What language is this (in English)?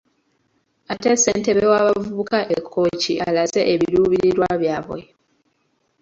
Ganda